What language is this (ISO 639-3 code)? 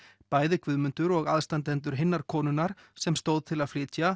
isl